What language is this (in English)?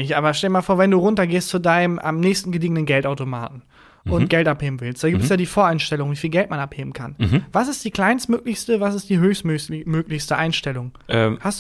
German